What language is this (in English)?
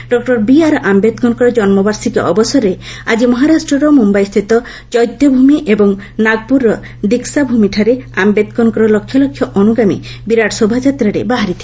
Odia